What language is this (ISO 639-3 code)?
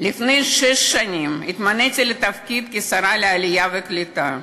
heb